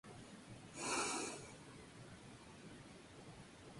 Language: Spanish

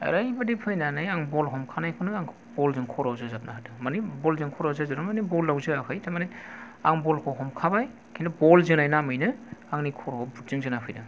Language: Bodo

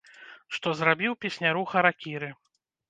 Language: Belarusian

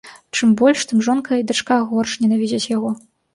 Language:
Belarusian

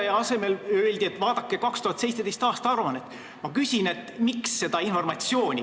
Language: Estonian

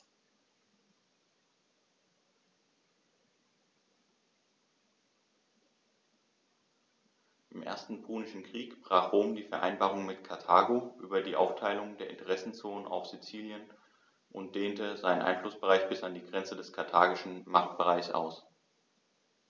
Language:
German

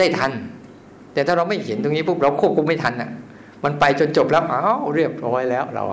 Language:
Thai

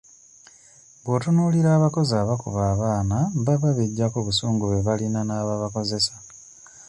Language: Ganda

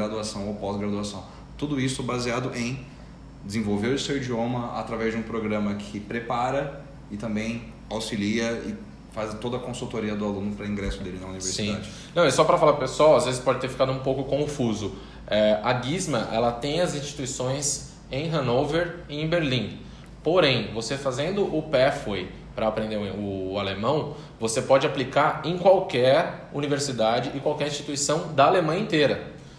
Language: Portuguese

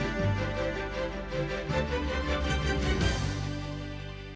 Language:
Ukrainian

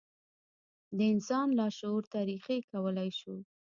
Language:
Pashto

